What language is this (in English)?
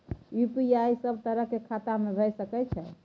Maithili